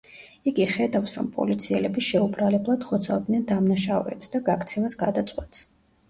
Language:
Georgian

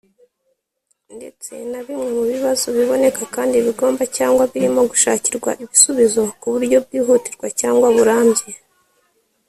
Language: Kinyarwanda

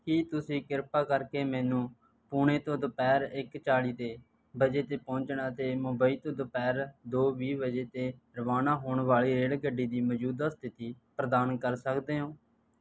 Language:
Punjabi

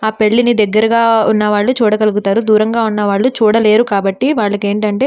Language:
Telugu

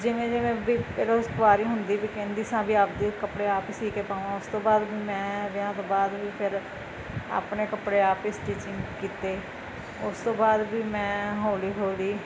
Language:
Punjabi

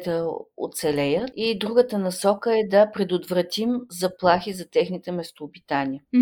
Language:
Bulgarian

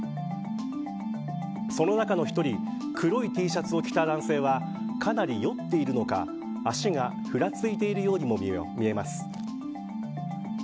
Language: Japanese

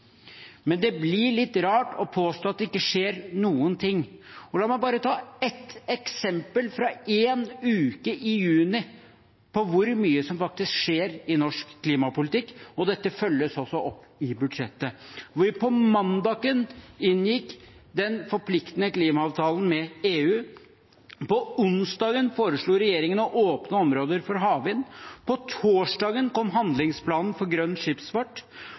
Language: Norwegian Bokmål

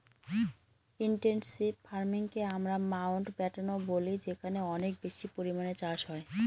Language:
Bangla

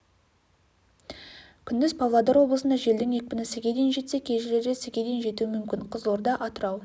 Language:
Kazakh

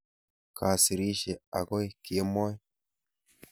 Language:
Kalenjin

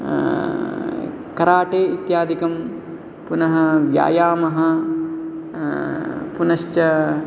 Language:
Sanskrit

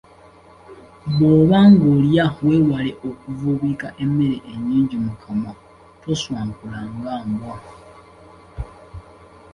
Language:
Ganda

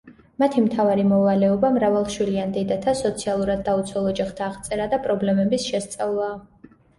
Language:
Georgian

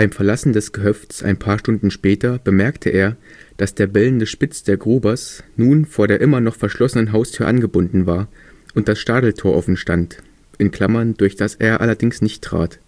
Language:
German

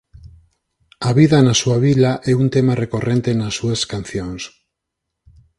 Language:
Galician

